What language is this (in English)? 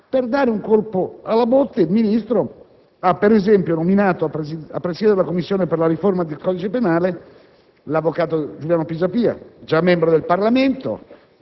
Italian